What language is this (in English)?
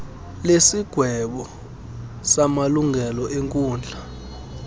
Xhosa